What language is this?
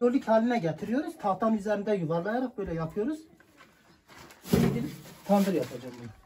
Turkish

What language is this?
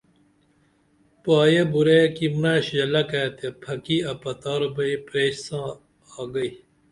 Dameli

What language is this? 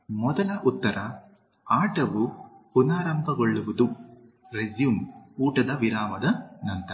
Kannada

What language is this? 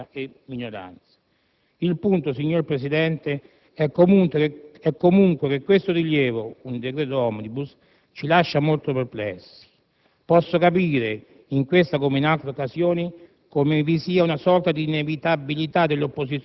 Italian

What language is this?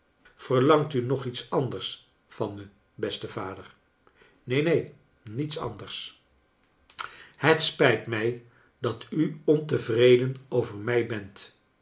Dutch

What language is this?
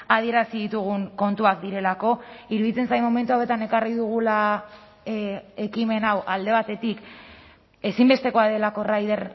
Basque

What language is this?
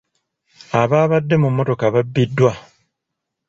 Ganda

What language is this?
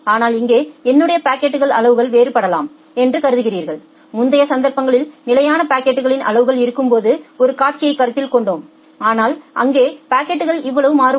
Tamil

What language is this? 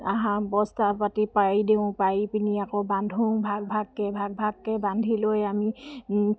Assamese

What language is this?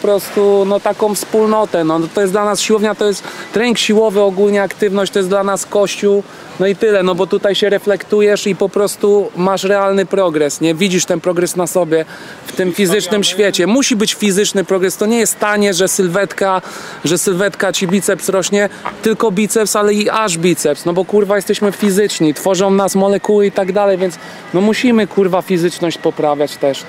Polish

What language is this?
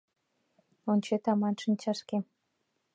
Mari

